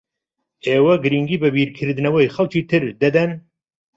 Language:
Central Kurdish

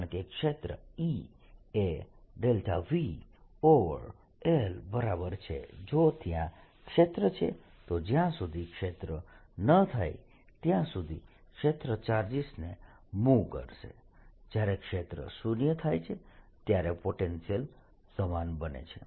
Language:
Gujarati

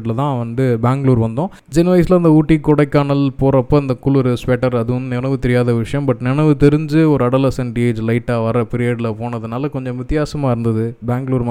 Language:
Tamil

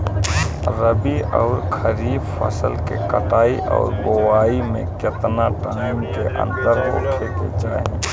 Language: Bhojpuri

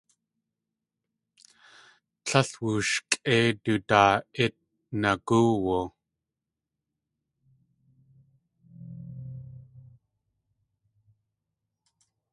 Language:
Tlingit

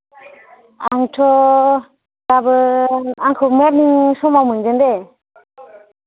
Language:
Bodo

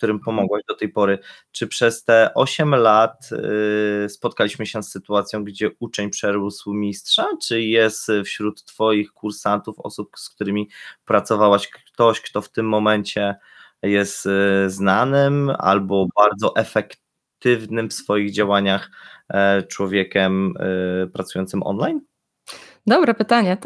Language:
Polish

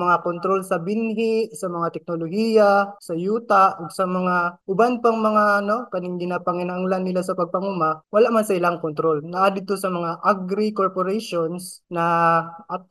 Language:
Filipino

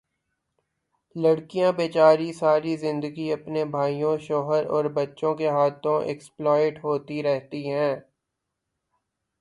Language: Urdu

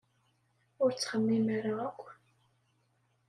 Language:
Kabyle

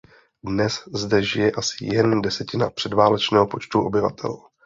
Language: Czech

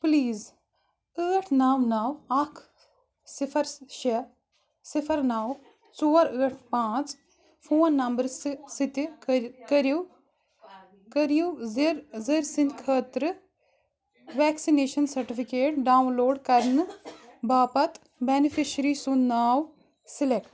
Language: Kashmiri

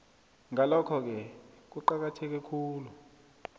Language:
South Ndebele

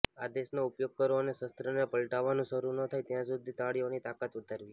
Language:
Gujarati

